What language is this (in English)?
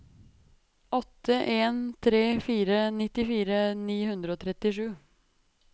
Norwegian